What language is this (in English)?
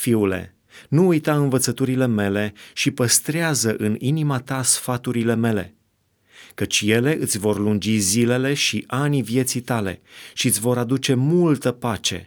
Romanian